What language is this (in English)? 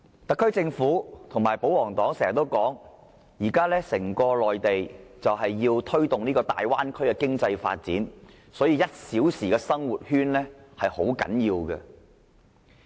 Cantonese